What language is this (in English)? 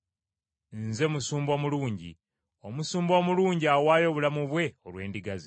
Ganda